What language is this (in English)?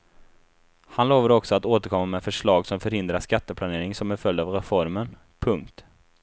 Swedish